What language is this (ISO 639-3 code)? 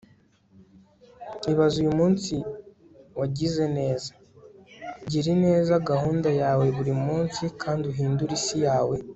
kin